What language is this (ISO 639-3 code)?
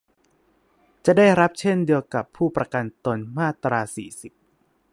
tha